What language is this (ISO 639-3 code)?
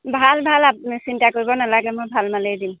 asm